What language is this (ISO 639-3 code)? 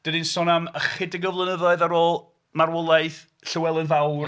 cym